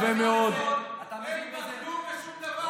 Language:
Hebrew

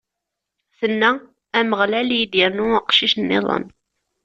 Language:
Kabyle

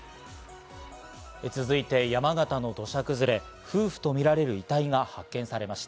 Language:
Japanese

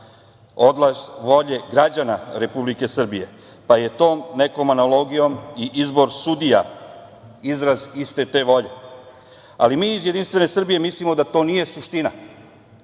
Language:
Serbian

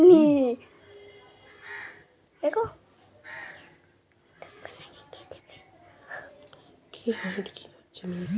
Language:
Bangla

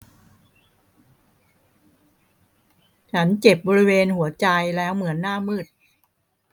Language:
Thai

